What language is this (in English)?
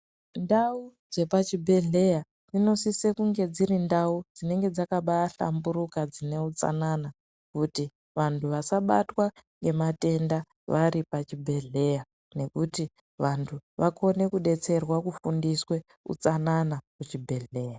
Ndau